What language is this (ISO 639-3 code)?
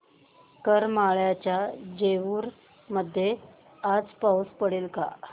mar